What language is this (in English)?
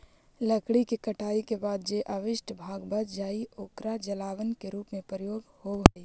Magahi